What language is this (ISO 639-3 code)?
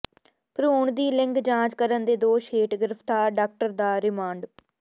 pan